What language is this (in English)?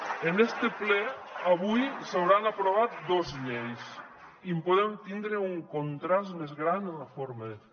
Catalan